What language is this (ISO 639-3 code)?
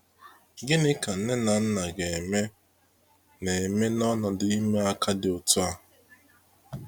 ibo